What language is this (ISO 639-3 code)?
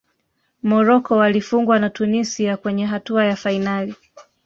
swa